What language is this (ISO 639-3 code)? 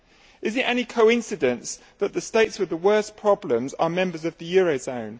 eng